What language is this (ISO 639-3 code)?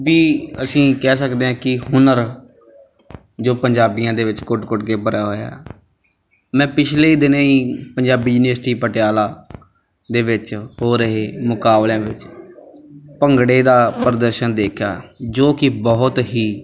pan